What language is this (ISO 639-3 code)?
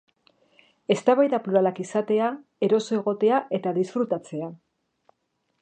eus